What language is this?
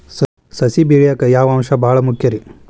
Kannada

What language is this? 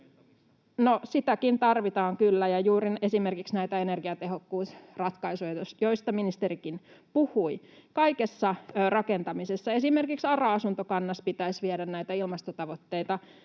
Finnish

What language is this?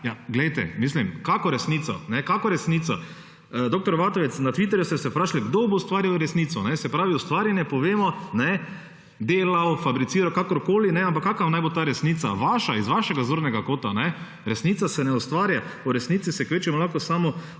Slovenian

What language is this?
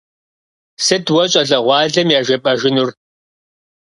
Kabardian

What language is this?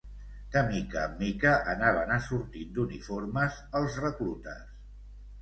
Catalan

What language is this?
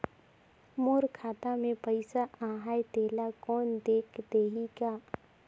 Chhattisgarhi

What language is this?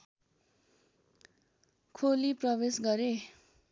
Nepali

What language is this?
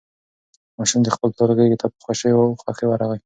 Pashto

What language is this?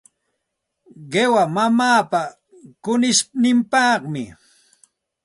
Santa Ana de Tusi Pasco Quechua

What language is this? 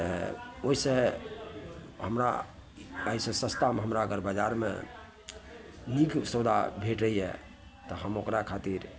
Maithili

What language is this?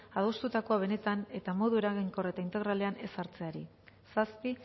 Basque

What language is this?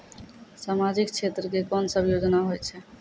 Maithili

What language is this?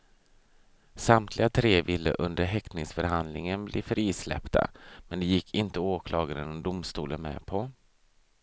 Swedish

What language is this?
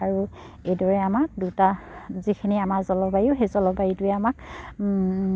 Assamese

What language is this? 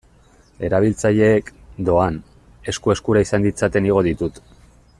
Basque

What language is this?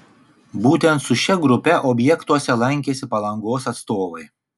Lithuanian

